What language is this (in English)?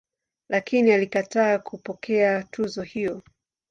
Swahili